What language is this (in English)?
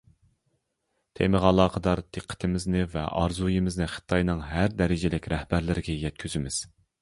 Uyghur